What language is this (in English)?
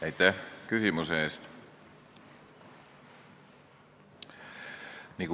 Estonian